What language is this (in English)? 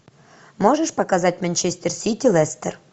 Russian